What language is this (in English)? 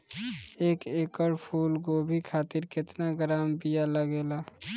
Bhojpuri